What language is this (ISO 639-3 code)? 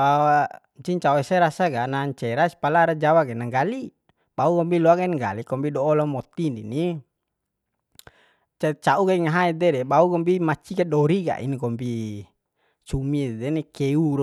bhp